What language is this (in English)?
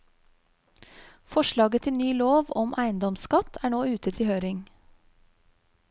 Norwegian